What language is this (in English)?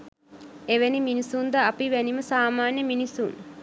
Sinhala